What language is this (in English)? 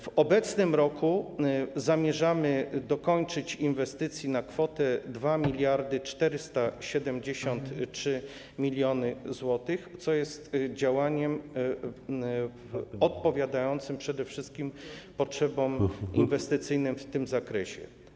Polish